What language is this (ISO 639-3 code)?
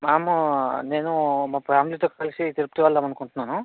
tel